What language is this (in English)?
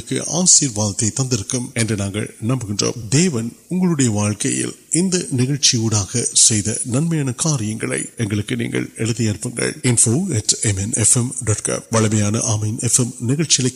Urdu